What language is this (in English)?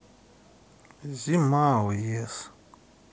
Russian